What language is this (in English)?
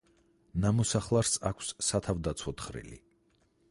Georgian